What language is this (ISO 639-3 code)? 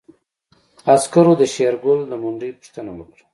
pus